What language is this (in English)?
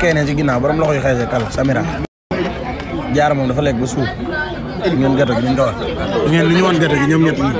Arabic